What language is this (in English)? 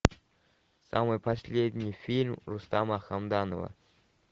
Russian